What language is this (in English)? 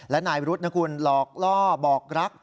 Thai